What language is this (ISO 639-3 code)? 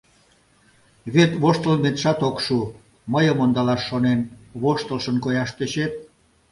chm